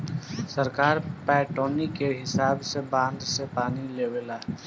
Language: Bhojpuri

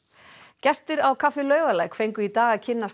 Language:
Icelandic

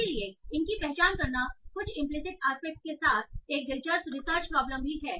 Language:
Hindi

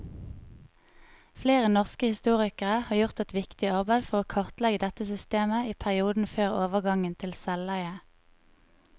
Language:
Norwegian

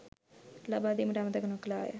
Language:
Sinhala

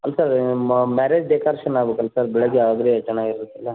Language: Kannada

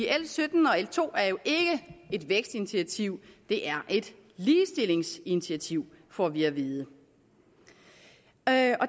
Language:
Danish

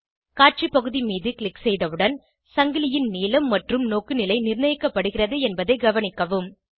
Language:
Tamil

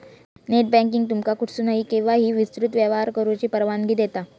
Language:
Marathi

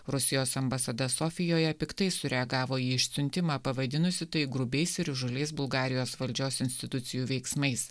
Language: Lithuanian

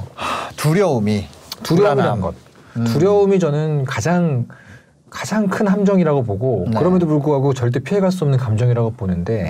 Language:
Korean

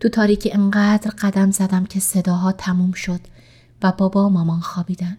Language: Persian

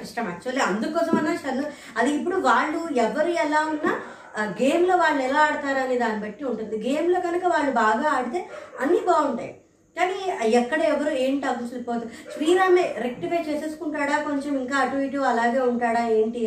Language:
Telugu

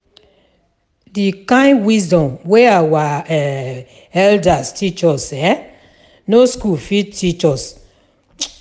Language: Nigerian Pidgin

